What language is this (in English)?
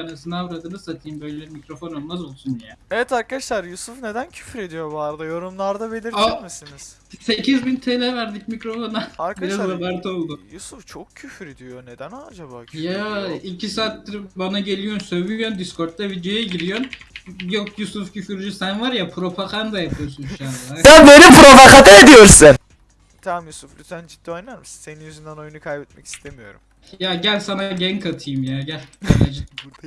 Turkish